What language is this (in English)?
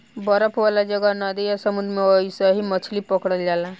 Bhojpuri